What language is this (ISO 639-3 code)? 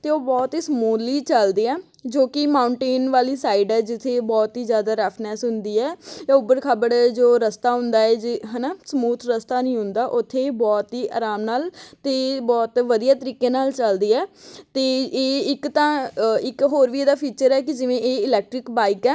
pan